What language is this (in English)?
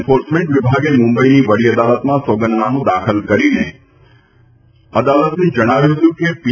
Gujarati